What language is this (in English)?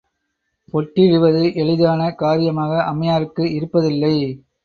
Tamil